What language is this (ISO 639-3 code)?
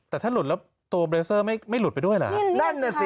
tha